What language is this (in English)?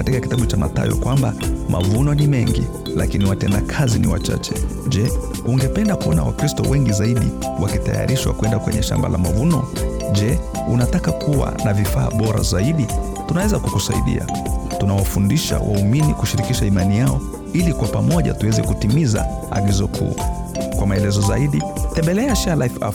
Swahili